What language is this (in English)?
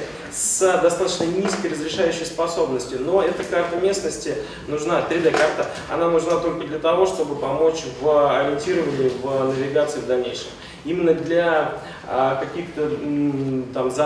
Russian